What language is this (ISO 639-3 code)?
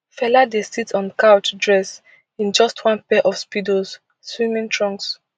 pcm